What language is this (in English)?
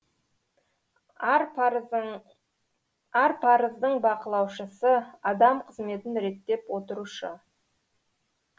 Kazakh